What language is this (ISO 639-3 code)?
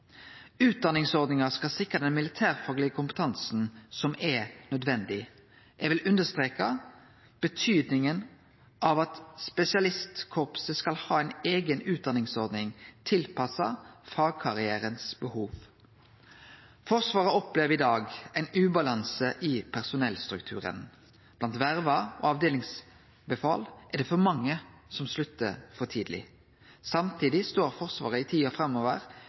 nno